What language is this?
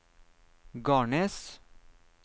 Norwegian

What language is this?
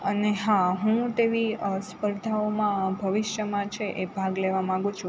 Gujarati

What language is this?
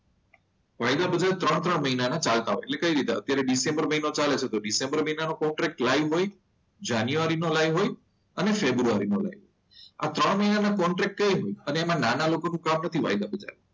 Gujarati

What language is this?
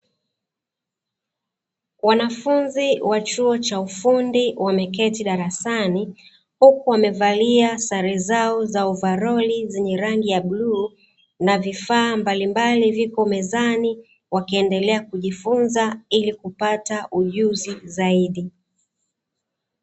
Swahili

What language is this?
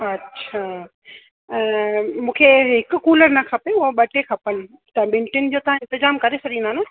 Sindhi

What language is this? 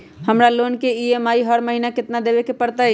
Magahi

